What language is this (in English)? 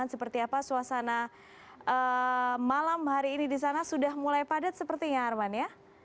Indonesian